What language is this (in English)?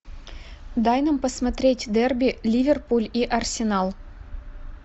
Russian